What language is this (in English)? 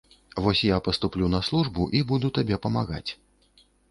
Belarusian